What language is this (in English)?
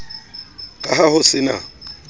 Southern Sotho